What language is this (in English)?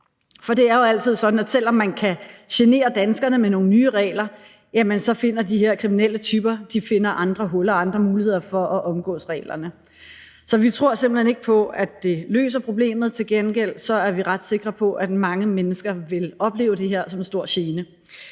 Danish